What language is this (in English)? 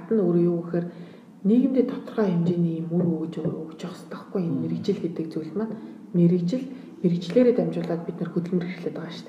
Romanian